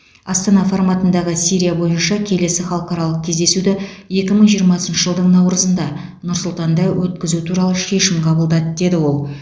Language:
Kazakh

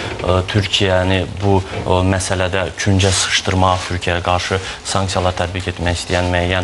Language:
Turkish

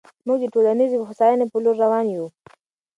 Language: Pashto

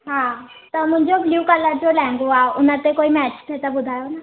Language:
Sindhi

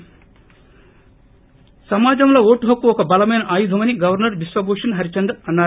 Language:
Telugu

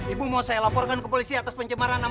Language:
Indonesian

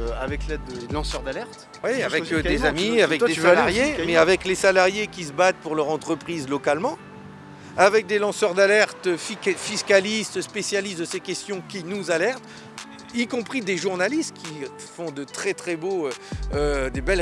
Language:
French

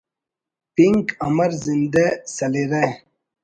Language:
Brahui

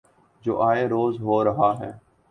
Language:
Urdu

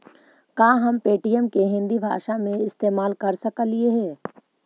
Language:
Magahi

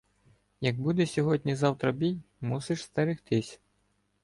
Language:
Ukrainian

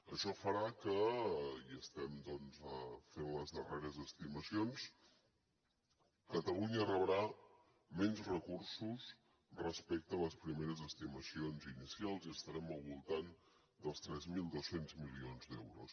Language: Catalan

